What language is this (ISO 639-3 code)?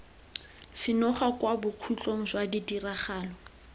tsn